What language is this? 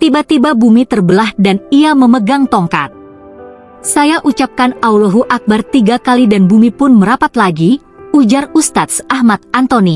Indonesian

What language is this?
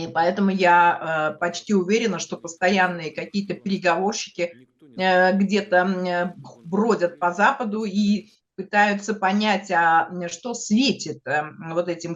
Russian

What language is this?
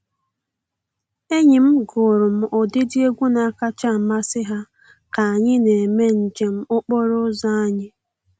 Igbo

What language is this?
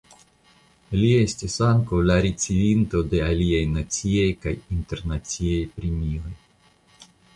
Esperanto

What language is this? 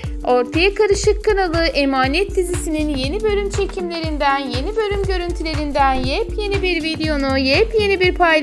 Turkish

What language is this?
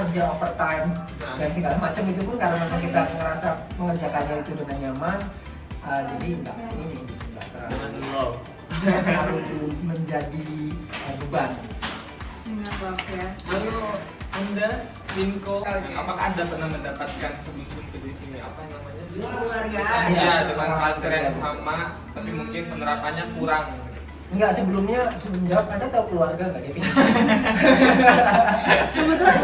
Indonesian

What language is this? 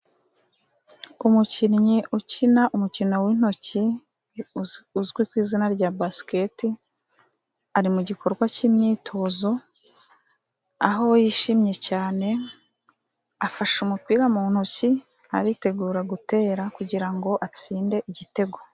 Kinyarwanda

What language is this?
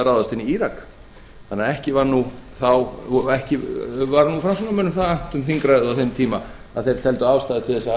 Icelandic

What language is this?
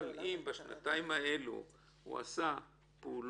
Hebrew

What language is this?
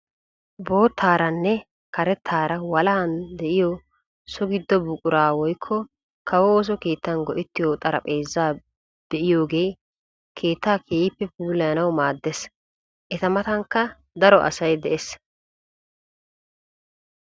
Wolaytta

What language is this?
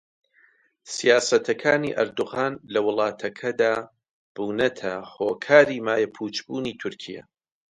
Central Kurdish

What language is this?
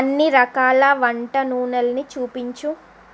Telugu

